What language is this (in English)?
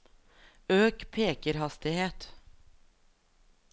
Norwegian